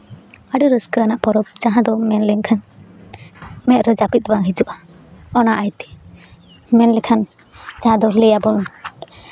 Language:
Santali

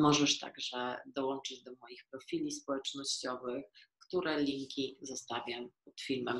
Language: Polish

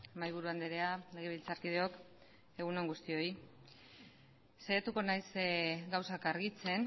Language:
Basque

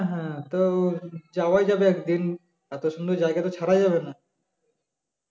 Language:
Bangla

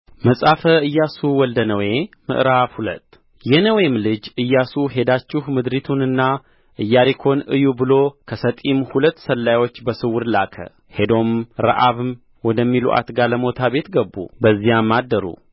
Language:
Amharic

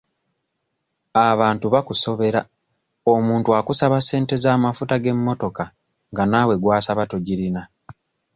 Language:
Ganda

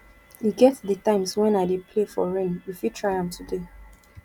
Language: Nigerian Pidgin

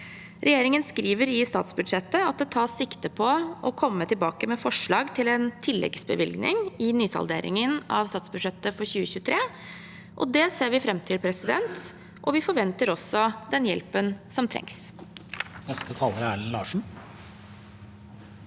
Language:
Norwegian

